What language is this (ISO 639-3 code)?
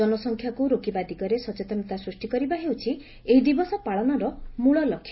ori